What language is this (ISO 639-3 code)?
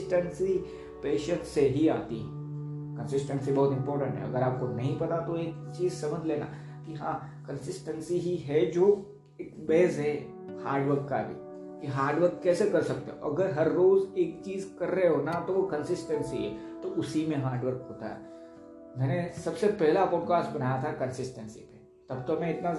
hin